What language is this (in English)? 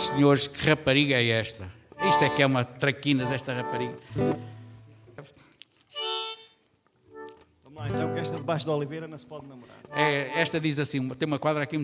Portuguese